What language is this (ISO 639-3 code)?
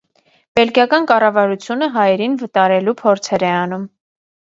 hye